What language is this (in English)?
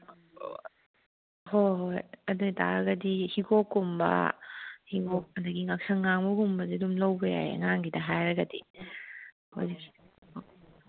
Manipuri